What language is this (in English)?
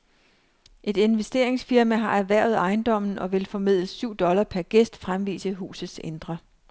Danish